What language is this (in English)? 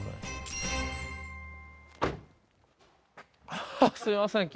Japanese